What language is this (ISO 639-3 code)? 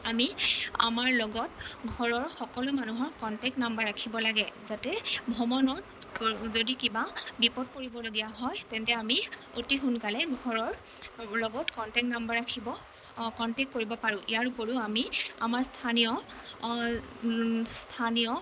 asm